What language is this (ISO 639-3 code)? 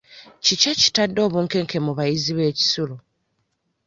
lug